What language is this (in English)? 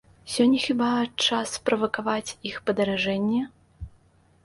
Belarusian